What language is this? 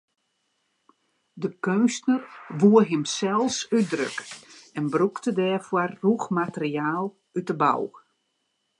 Western Frisian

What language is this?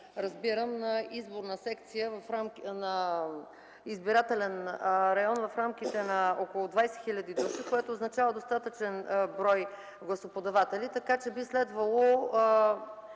Bulgarian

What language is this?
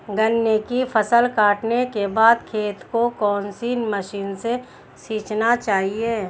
Hindi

